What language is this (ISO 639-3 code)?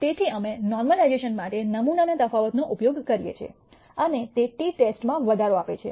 guj